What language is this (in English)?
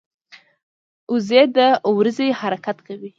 Pashto